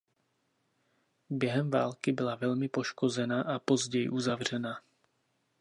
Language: Czech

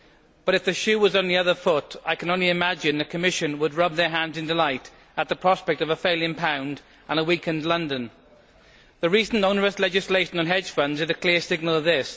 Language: English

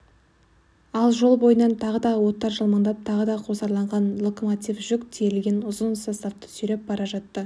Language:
Kazakh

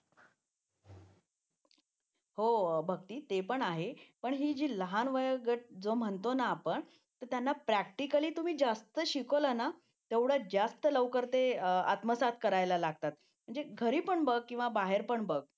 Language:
Marathi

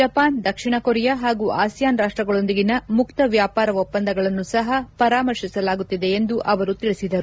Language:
Kannada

